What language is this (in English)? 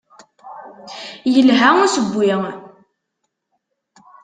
Kabyle